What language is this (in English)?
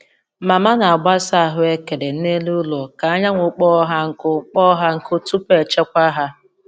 Igbo